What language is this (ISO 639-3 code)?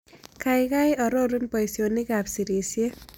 kln